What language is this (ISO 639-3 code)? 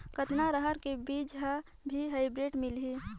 hne